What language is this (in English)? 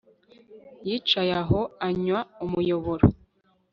Kinyarwanda